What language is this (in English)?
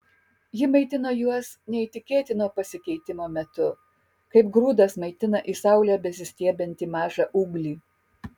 Lithuanian